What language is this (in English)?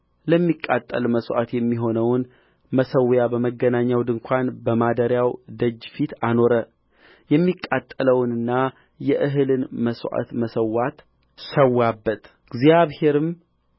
Amharic